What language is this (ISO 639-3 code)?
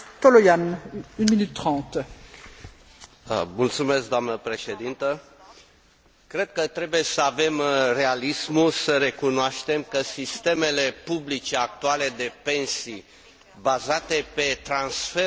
ron